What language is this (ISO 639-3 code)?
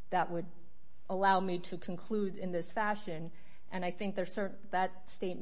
eng